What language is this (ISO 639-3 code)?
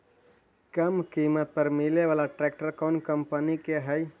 mag